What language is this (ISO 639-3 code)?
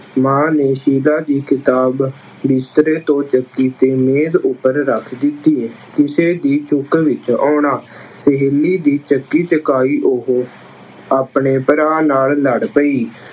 pan